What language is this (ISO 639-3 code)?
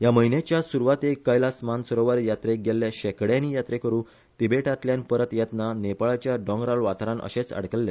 kok